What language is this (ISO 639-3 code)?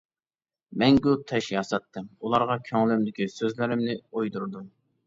uig